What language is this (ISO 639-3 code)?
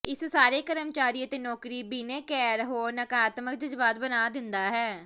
pan